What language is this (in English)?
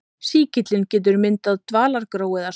Icelandic